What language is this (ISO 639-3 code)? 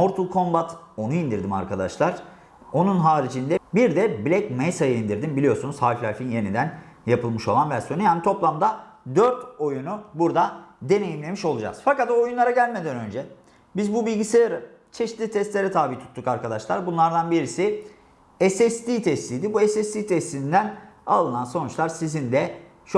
tur